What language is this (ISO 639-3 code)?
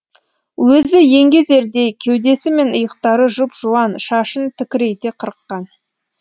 kaz